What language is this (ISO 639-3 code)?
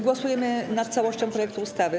pol